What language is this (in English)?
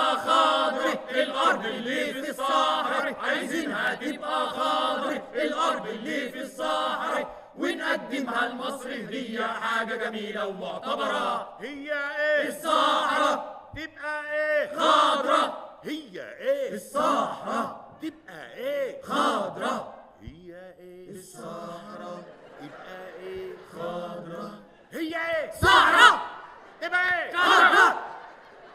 Arabic